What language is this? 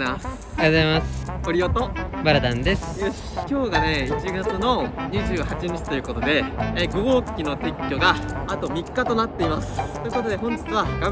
Japanese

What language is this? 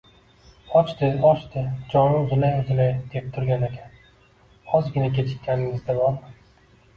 Uzbek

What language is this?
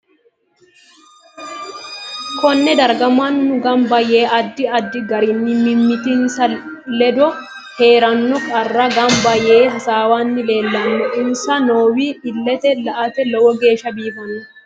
Sidamo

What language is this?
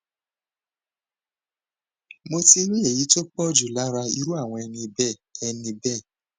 Yoruba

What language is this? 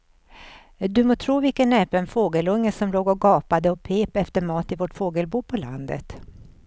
Swedish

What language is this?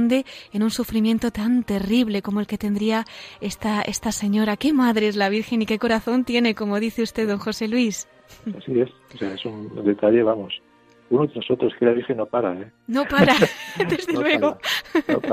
Spanish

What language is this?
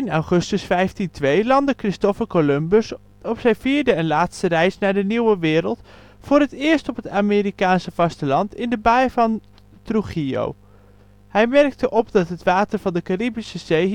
Dutch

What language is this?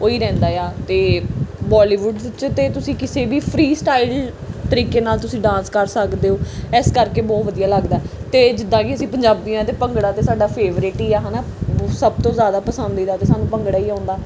Punjabi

